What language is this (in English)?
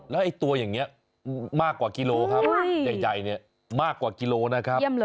Thai